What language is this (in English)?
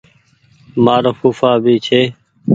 Goaria